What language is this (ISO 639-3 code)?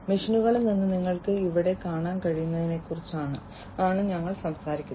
mal